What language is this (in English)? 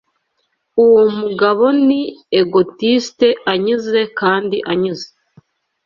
Kinyarwanda